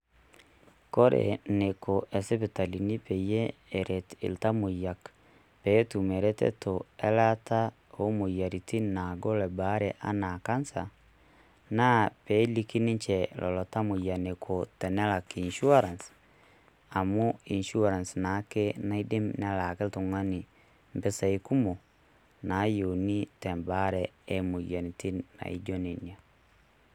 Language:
Masai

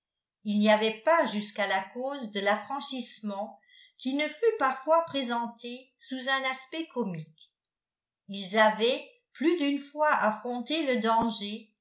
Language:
French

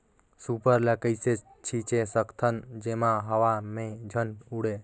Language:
Chhattisgarhi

